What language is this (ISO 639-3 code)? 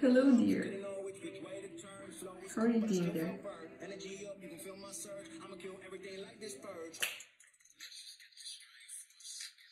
eng